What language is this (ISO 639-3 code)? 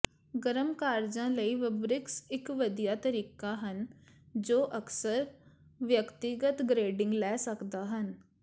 pan